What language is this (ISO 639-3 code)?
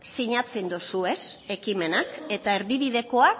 eus